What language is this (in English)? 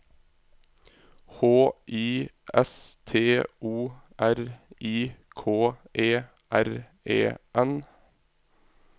Norwegian